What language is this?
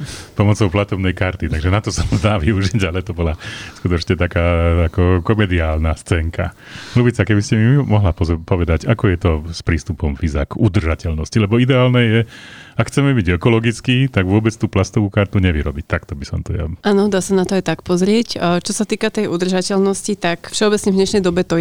Slovak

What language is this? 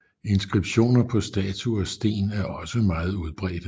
Danish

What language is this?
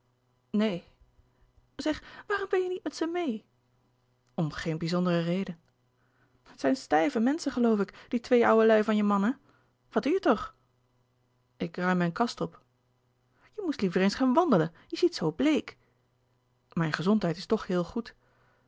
Dutch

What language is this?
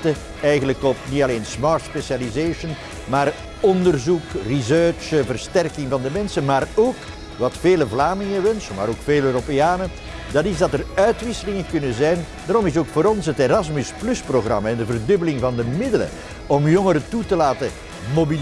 Dutch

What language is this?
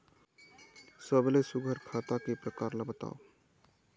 Chhattisgarhi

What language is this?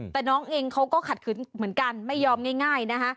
Thai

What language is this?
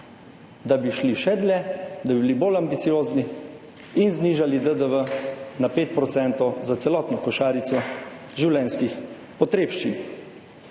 Slovenian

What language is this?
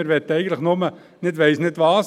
Swiss German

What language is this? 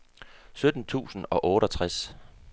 Danish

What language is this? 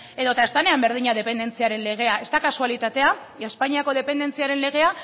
Basque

